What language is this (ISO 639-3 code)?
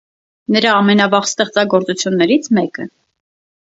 hye